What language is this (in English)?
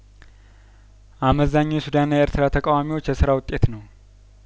Amharic